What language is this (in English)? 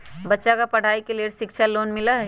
Magahi